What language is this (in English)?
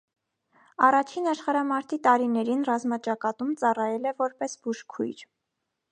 Armenian